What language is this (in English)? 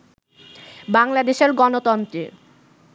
Bangla